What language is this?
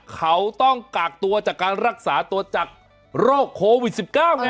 Thai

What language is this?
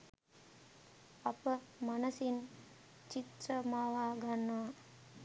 Sinhala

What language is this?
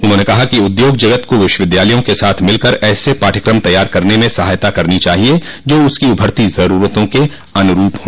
Hindi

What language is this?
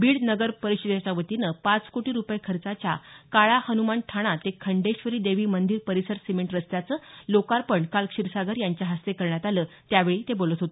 Marathi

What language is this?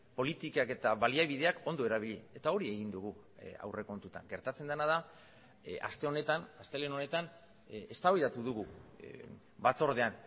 Basque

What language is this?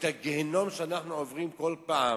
Hebrew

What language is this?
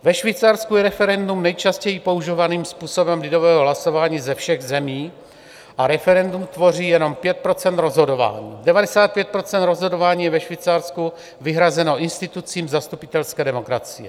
Czech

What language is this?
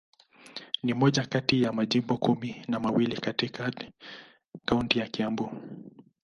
Swahili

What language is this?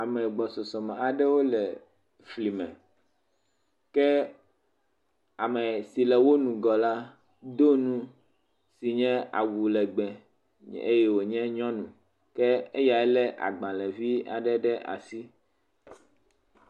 Ewe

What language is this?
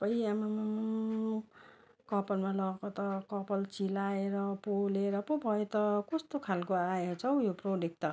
Nepali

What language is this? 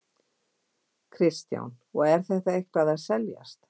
Icelandic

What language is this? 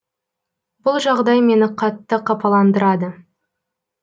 Kazakh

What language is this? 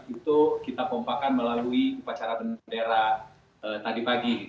Indonesian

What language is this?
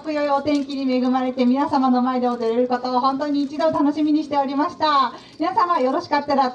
Japanese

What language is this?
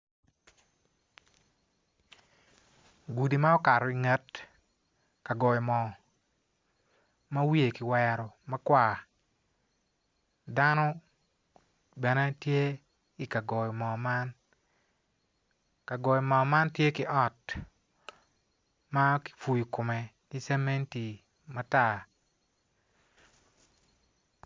Acoli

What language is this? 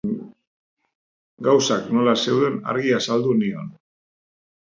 Basque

